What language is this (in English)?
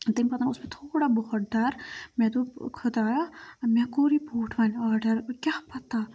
Kashmiri